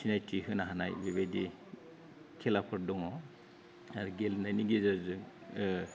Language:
Bodo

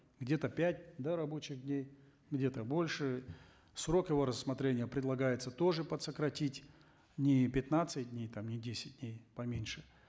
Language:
Kazakh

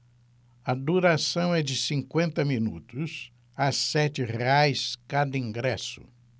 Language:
Portuguese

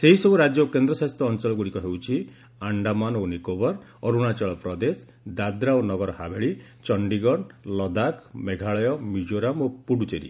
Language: Odia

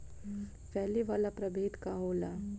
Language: Bhojpuri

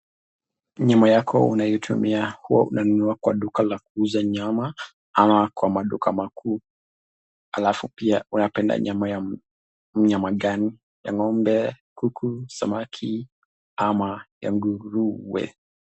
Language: Swahili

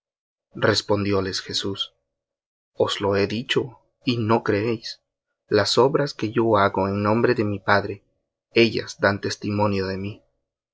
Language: Spanish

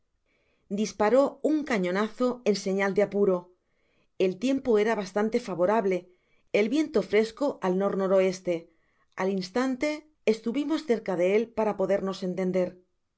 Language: Spanish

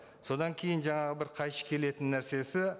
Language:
Kazakh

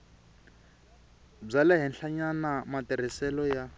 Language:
Tsonga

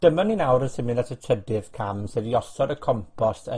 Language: Welsh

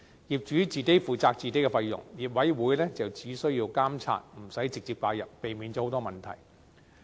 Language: Cantonese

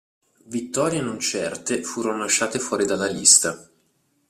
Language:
Italian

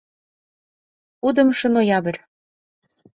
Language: Mari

